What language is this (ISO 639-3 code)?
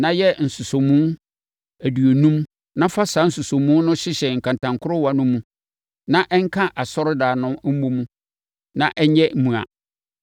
aka